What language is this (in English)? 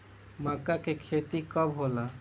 Bhojpuri